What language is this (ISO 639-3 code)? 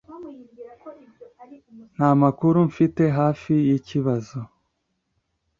kin